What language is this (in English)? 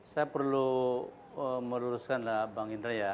Indonesian